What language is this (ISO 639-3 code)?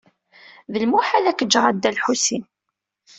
kab